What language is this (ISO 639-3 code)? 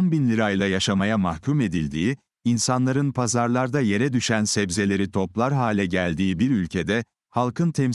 tur